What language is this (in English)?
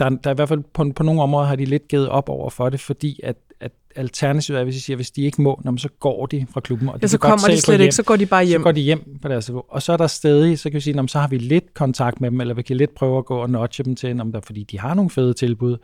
Danish